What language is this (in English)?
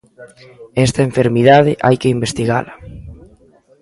Galician